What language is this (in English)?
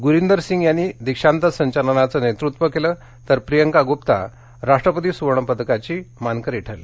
Marathi